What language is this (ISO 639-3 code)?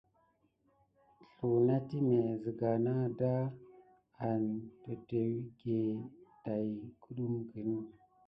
gid